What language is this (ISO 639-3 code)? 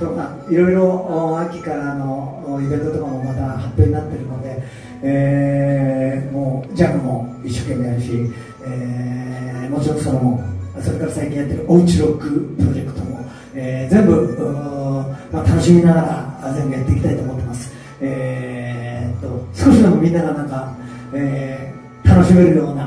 jpn